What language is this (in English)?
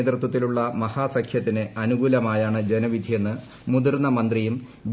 Malayalam